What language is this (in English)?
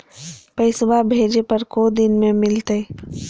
Magahi